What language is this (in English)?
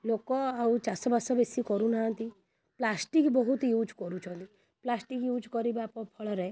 Odia